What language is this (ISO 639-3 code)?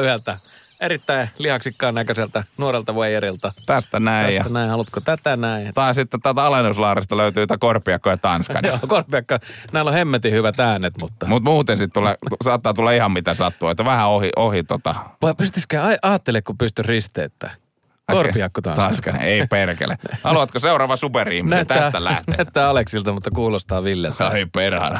fin